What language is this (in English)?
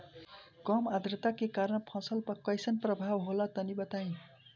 Bhojpuri